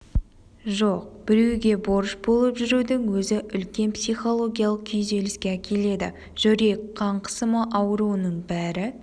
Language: Kazakh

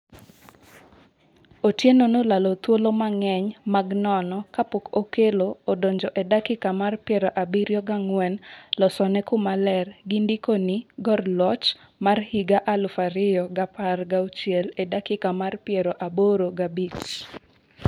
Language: Luo (Kenya and Tanzania)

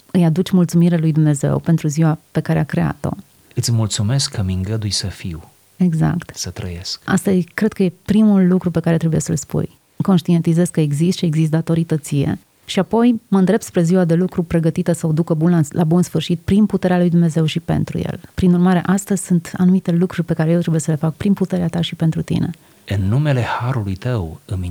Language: Romanian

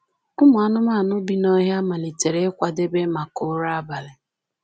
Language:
Igbo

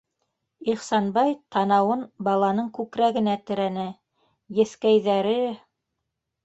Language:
Bashkir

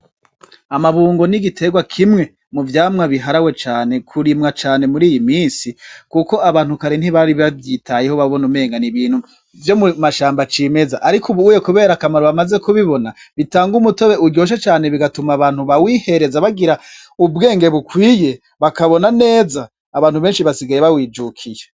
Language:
Rundi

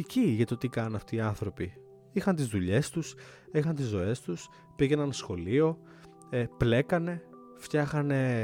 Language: Greek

